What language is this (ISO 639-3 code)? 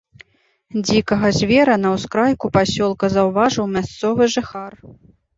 bel